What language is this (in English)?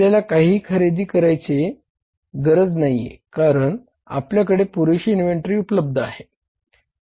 Marathi